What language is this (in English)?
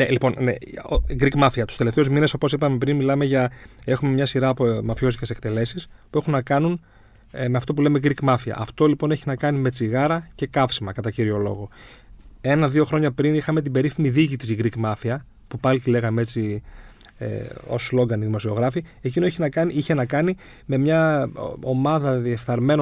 Greek